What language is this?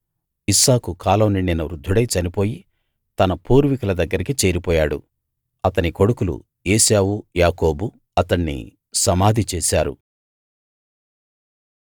Telugu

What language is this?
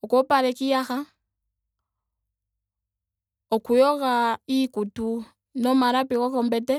Ndonga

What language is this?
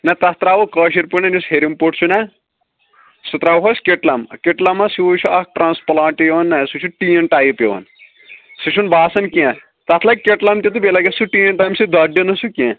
Kashmiri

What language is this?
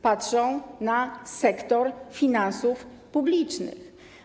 Polish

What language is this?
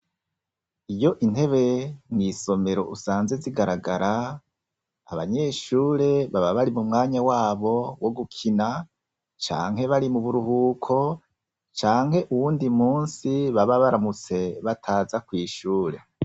Rundi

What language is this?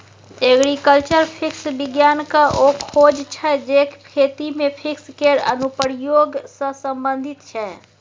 Maithili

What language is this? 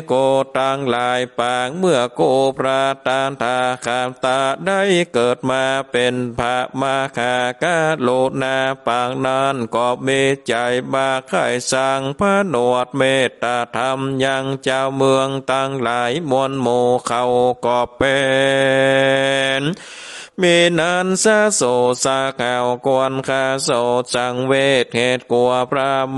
Thai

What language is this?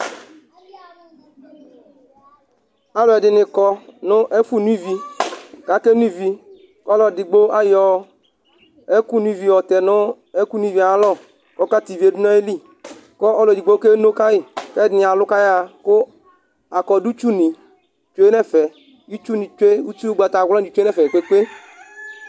Ikposo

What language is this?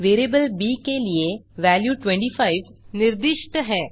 Hindi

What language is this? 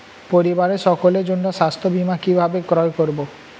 Bangla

